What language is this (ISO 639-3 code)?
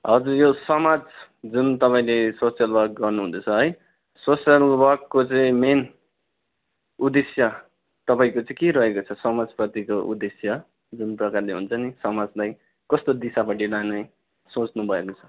nep